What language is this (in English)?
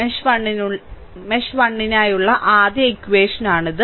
Malayalam